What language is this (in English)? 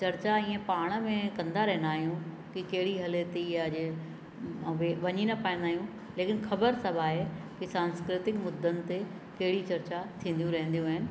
Sindhi